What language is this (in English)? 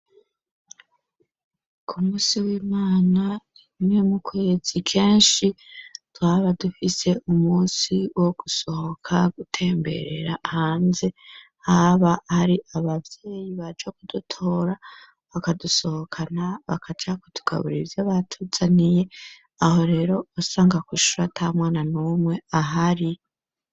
Rundi